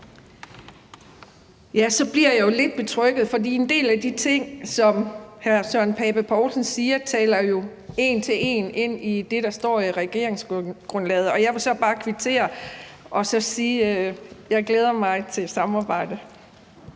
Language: Danish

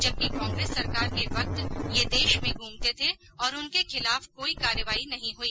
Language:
Hindi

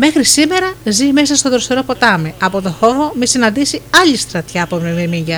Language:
Greek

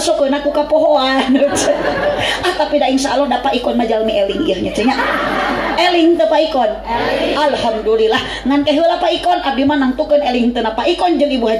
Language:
Indonesian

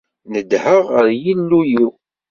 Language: Kabyle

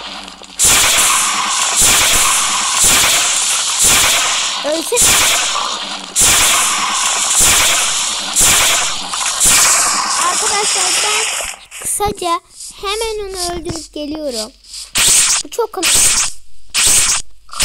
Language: Turkish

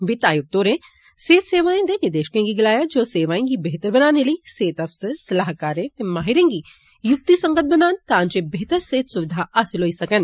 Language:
Dogri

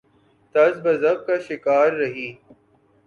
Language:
Urdu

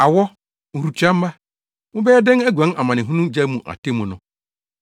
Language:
Akan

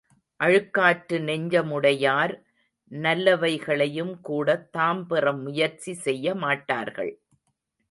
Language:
Tamil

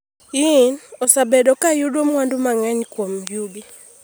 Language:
Luo (Kenya and Tanzania)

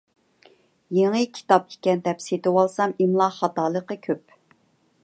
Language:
Uyghur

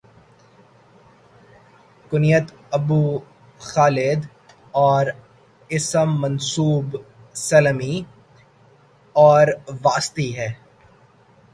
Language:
Urdu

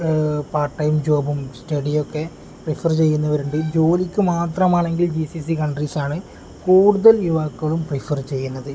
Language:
Malayalam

